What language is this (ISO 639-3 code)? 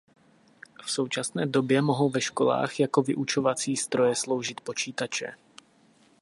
ces